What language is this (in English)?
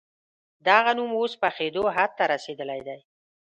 Pashto